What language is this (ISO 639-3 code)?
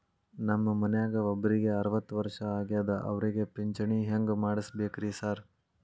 kan